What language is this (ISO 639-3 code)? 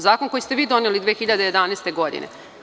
srp